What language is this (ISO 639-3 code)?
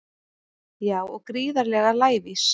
isl